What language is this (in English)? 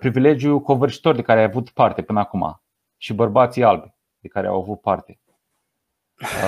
Romanian